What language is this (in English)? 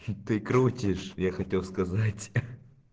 Russian